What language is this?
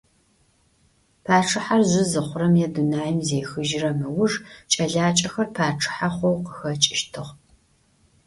Adyghe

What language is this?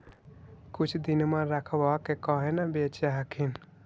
Magahi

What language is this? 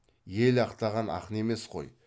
Kazakh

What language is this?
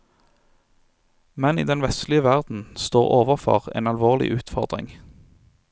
Norwegian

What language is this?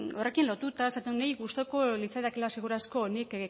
Basque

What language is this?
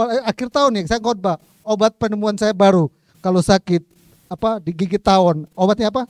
Indonesian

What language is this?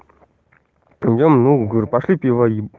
Russian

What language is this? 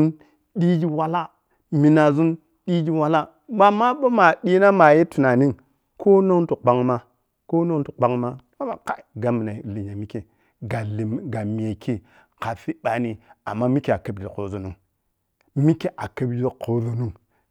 Piya-Kwonci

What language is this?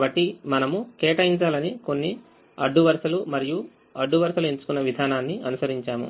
Telugu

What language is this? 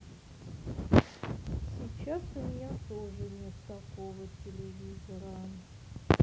Russian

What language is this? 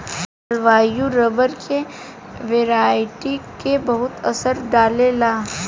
Bhojpuri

